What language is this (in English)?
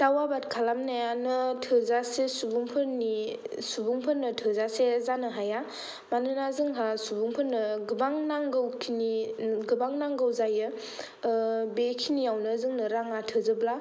Bodo